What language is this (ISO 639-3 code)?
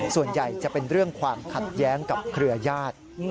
tha